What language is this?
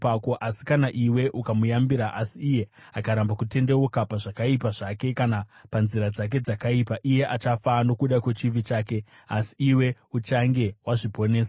Shona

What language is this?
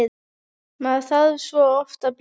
Icelandic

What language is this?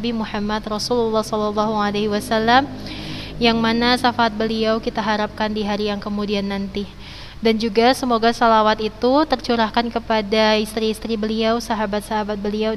Indonesian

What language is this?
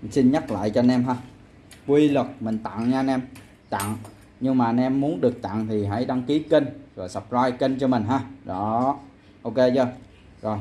Vietnamese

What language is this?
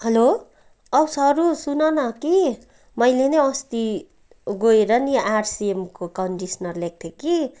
Nepali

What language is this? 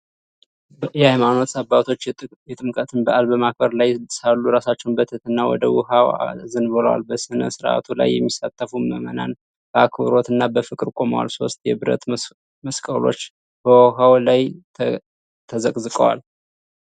Amharic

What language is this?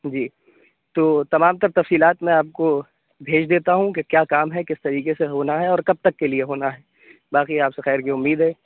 Urdu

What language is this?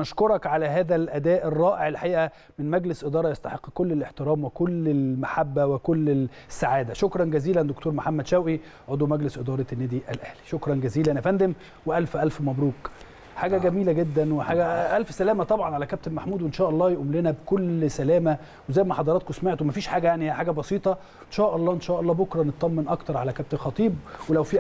Arabic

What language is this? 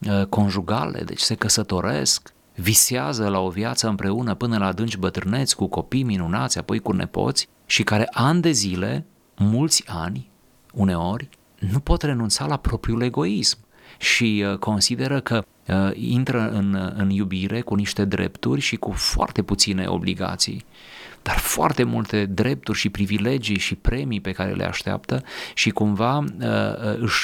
Romanian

